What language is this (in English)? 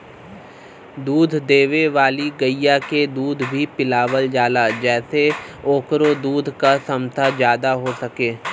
Bhojpuri